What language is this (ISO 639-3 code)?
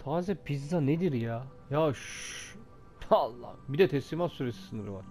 tur